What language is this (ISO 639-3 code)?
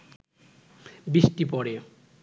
ben